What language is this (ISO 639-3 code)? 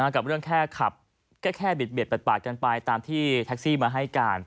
tha